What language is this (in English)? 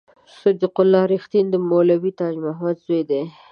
Pashto